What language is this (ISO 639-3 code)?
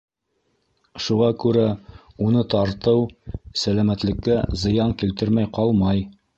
bak